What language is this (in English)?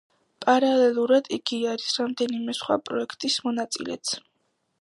Georgian